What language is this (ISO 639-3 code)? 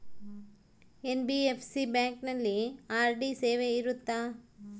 kan